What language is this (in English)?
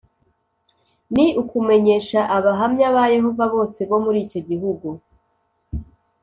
Kinyarwanda